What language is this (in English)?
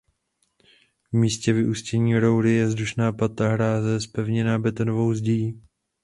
Czech